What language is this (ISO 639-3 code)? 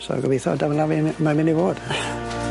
cym